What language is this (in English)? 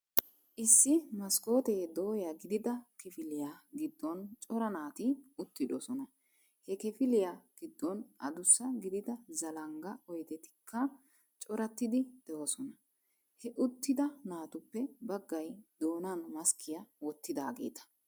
Wolaytta